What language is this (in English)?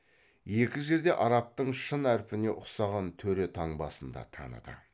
Kazakh